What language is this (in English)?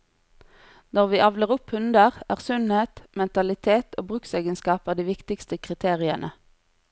Norwegian